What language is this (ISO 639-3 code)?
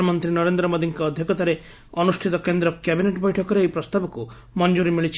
ori